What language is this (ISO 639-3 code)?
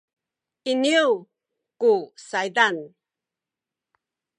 szy